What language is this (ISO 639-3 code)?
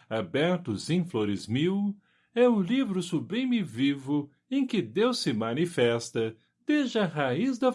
por